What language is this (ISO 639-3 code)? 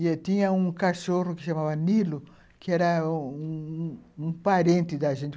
por